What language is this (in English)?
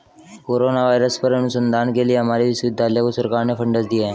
Hindi